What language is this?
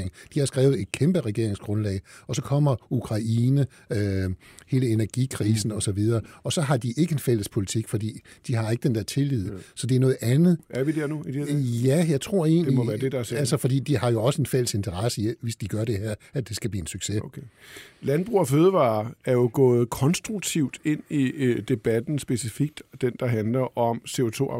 Danish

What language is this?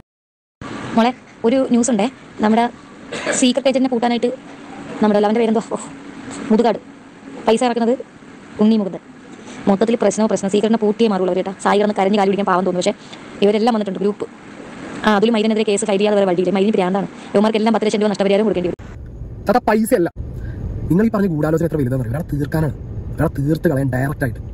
Malayalam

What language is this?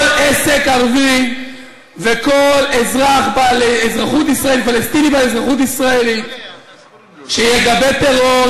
Hebrew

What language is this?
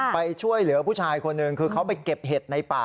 Thai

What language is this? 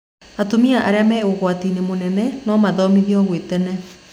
Kikuyu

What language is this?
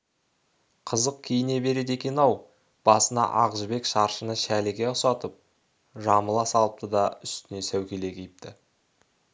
Kazakh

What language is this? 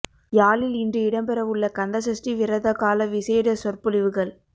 Tamil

